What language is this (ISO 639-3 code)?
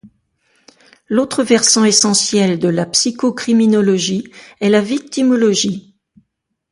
fra